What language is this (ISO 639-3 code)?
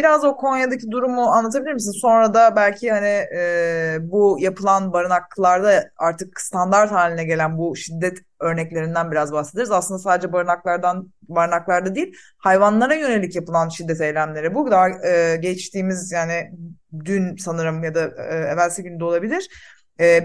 tur